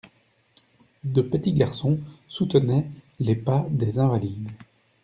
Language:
French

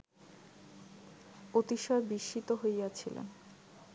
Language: Bangla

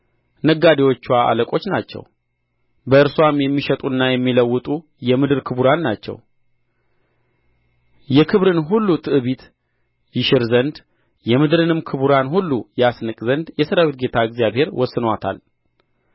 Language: Amharic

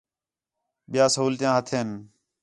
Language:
Khetrani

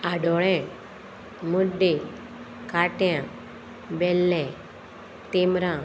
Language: Konkani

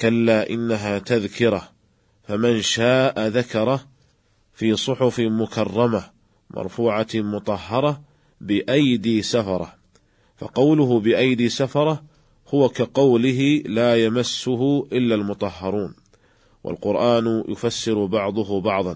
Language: Arabic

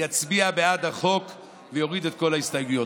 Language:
Hebrew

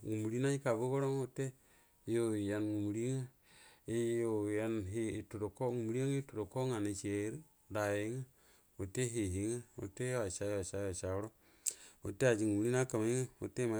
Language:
Buduma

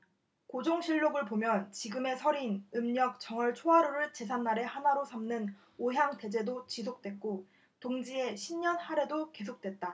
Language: Korean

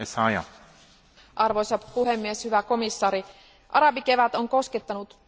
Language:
Finnish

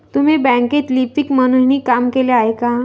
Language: Marathi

